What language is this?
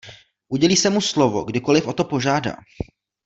Czech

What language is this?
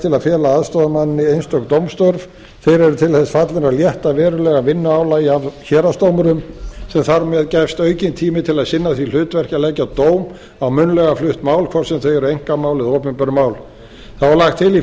Icelandic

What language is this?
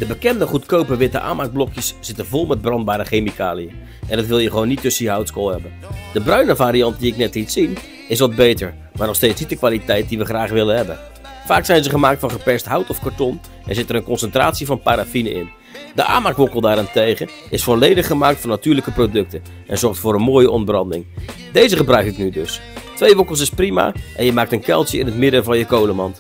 Dutch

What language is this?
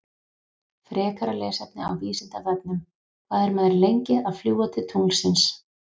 Icelandic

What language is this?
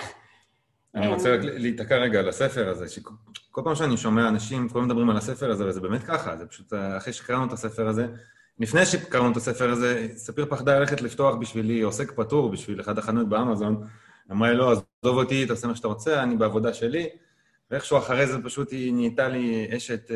Hebrew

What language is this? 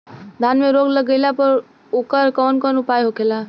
Bhojpuri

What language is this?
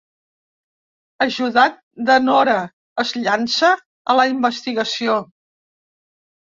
Catalan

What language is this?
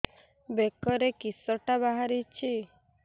Odia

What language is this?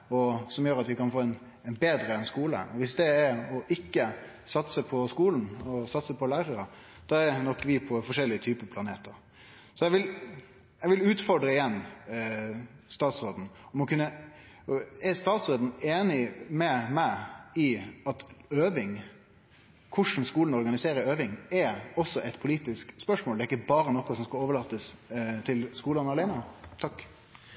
Norwegian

